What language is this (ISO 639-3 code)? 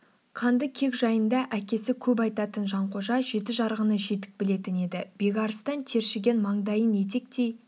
kaz